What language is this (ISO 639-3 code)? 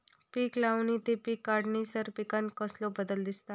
mar